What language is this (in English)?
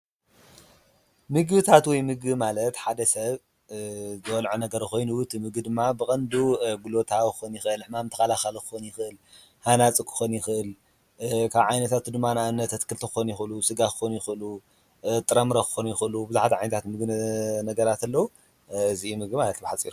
Tigrinya